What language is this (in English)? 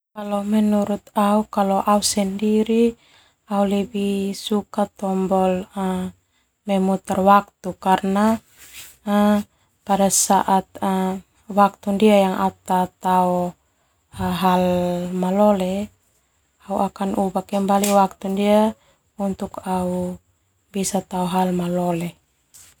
Termanu